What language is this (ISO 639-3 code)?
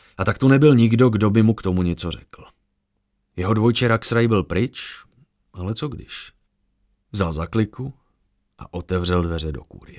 ces